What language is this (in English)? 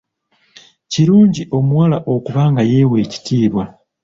Ganda